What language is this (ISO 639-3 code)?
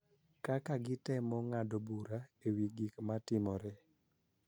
luo